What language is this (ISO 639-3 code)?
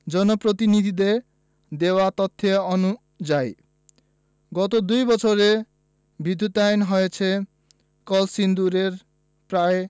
ben